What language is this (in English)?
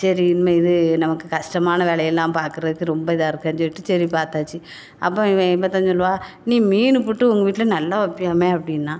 Tamil